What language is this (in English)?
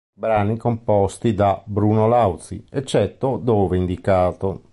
Italian